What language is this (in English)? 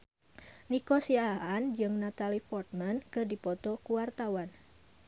Sundanese